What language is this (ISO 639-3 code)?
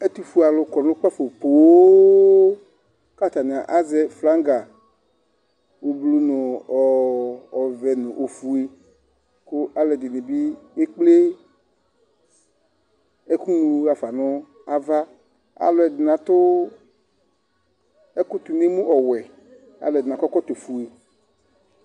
kpo